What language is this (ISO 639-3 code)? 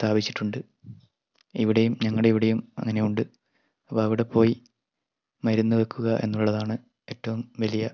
mal